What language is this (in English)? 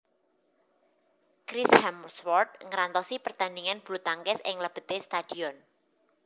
Javanese